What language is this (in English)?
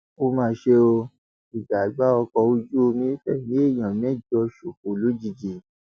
Yoruba